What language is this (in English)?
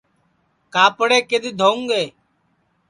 Sansi